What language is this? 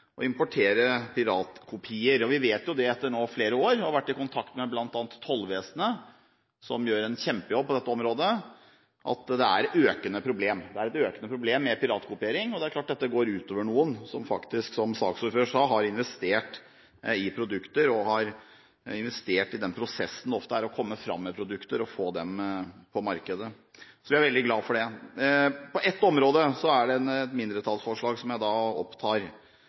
Norwegian Bokmål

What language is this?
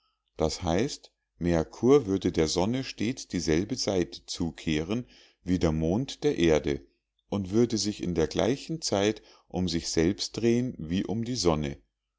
German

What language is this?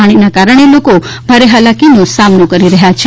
Gujarati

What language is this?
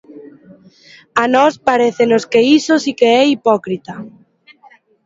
Galician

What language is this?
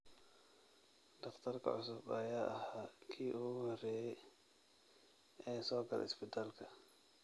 Somali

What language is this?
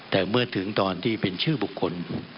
Thai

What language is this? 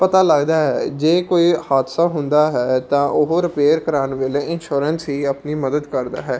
Punjabi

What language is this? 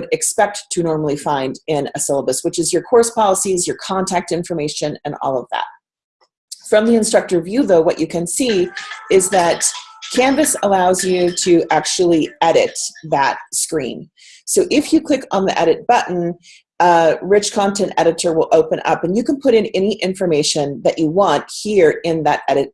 English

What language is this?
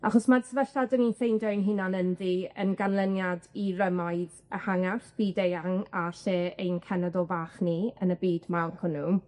Welsh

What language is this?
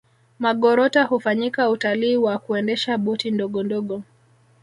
Swahili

